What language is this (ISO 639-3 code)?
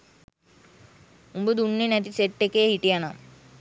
sin